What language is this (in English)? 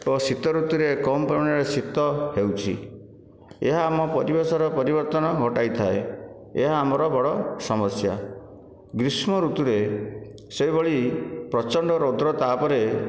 Odia